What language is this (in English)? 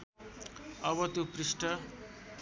Nepali